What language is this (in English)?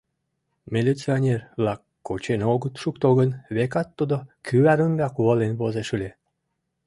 Mari